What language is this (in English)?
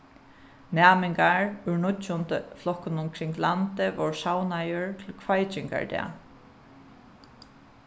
Faroese